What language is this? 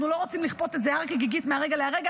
Hebrew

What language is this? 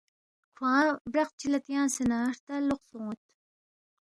Balti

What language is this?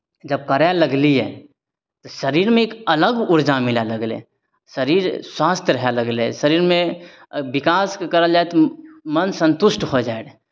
Maithili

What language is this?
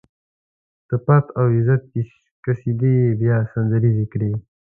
Pashto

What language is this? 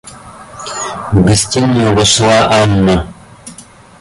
Russian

